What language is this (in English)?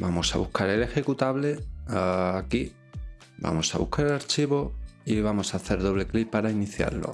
Spanish